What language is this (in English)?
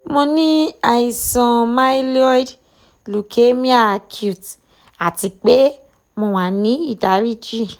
Yoruba